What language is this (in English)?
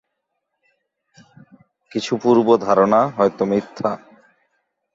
Bangla